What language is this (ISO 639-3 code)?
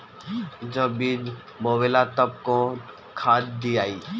bho